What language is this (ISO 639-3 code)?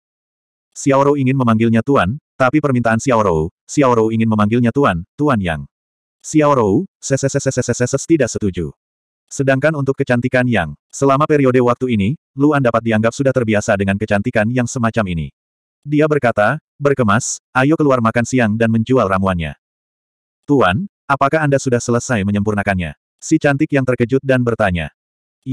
ind